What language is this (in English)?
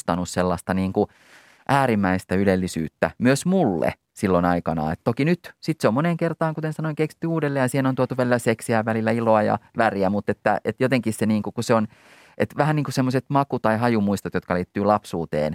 Finnish